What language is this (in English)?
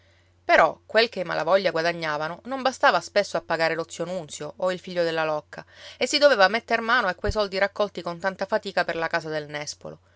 Italian